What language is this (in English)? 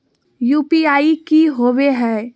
Magahi